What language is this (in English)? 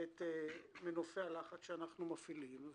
Hebrew